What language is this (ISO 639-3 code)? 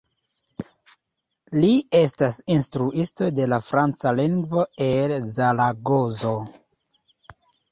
epo